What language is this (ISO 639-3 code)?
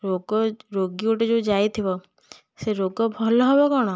ori